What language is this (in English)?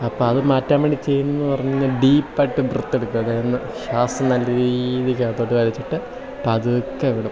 Malayalam